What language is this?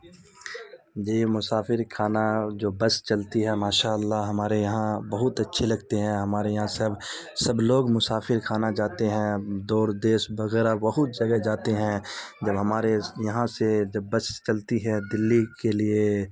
Urdu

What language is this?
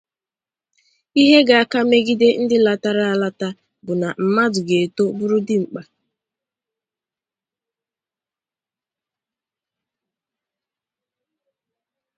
Igbo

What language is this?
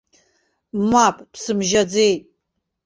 Abkhazian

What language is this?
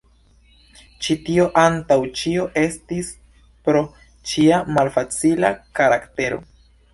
Esperanto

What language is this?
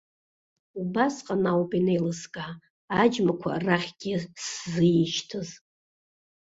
Abkhazian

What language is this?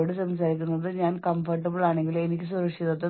Malayalam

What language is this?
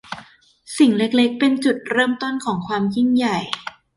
Thai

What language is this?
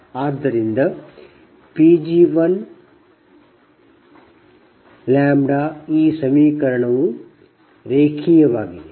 Kannada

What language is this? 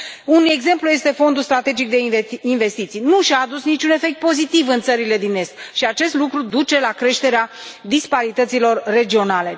Romanian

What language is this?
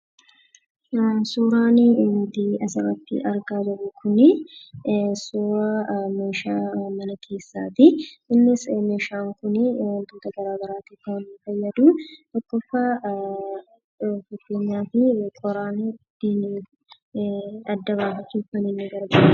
Oromo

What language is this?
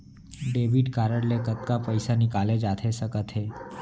Chhattisgarhi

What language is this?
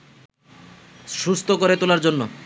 Bangla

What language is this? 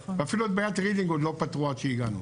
Hebrew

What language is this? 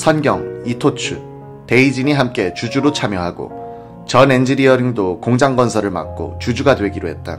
Korean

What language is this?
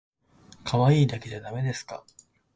Japanese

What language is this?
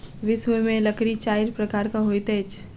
Maithili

